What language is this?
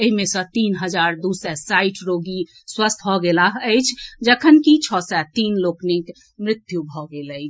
Maithili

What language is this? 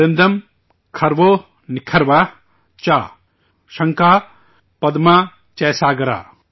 Urdu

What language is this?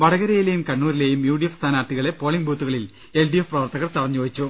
Malayalam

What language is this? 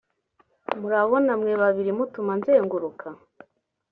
Kinyarwanda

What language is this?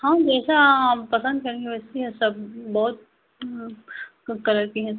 Hindi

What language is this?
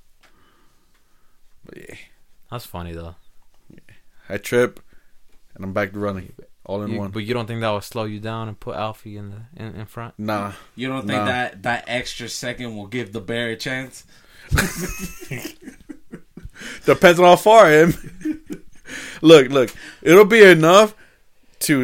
English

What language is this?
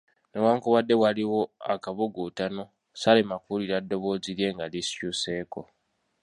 Ganda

